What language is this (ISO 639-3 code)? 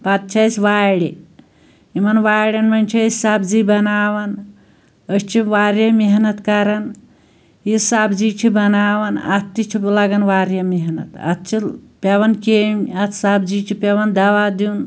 kas